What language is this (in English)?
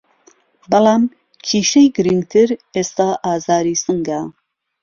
Central Kurdish